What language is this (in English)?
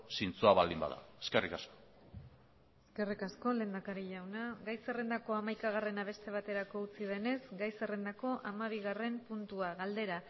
Basque